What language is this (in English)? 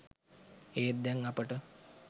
Sinhala